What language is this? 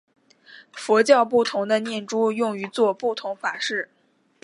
Chinese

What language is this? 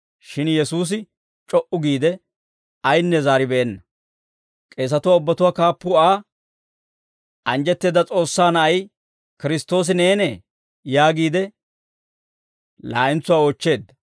Dawro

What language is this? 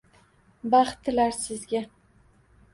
Uzbek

